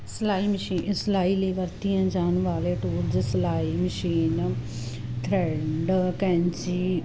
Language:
Punjabi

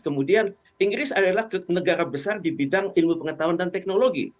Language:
Indonesian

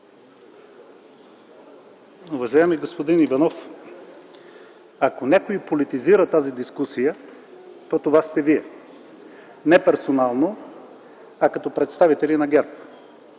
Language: Bulgarian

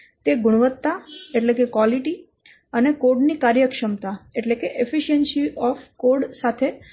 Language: Gujarati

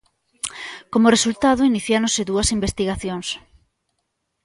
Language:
Galician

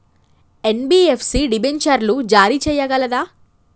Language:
Telugu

